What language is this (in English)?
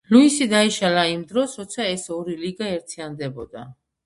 Georgian